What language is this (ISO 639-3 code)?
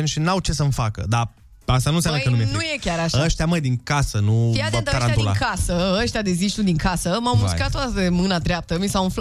ron